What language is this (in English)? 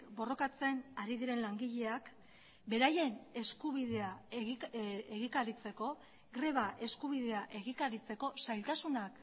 Basque